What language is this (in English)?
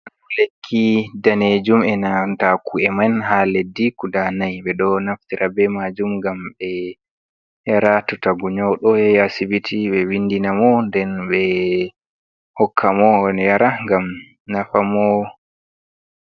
Fula